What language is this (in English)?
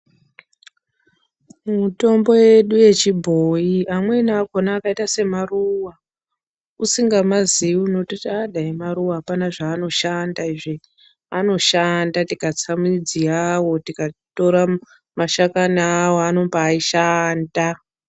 Ndau